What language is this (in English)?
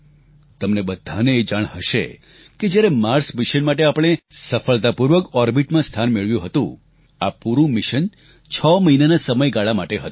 Gujarati